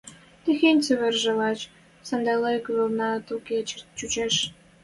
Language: Western Mari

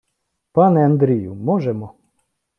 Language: Ukrainian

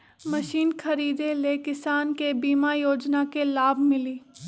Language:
Magahi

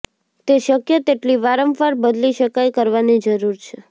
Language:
Gujarati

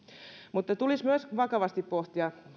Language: Finnish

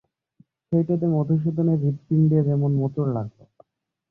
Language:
Bangla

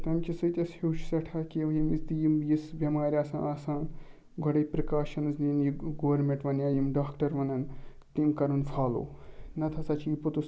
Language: Kashmiri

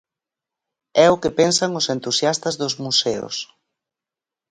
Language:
Galician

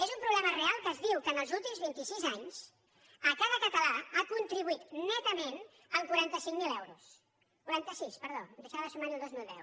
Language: Catalan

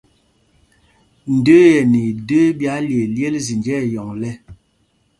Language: Mpumpong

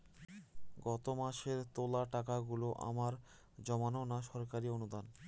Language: Bangla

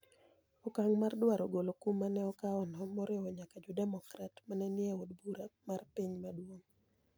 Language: Luo (Kenya and Tanzania)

